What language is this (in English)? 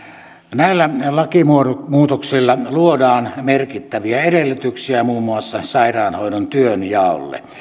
Finnish